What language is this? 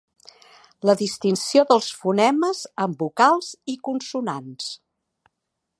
Catalan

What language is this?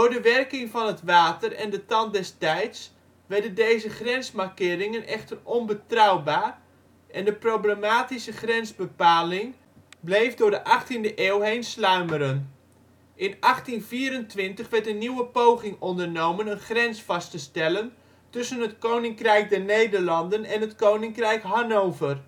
Dutch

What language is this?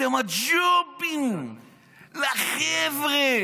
Hebrew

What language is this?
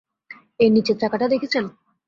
Bangla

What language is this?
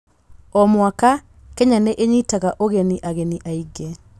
Kikuyu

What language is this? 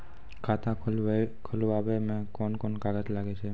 Maithili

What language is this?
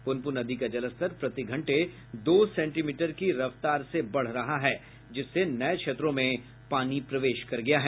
Hindi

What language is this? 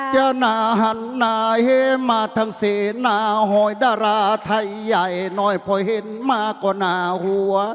Thai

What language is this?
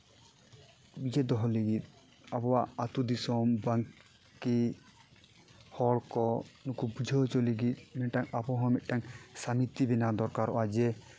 Santali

